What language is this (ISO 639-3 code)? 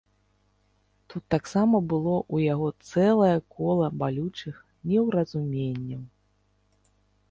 bel